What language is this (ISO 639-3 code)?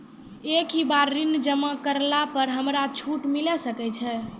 mai